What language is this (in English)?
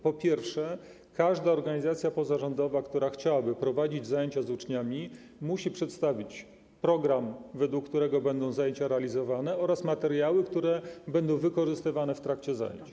Polish